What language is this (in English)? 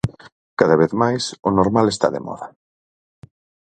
Galician